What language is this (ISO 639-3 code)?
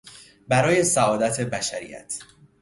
fas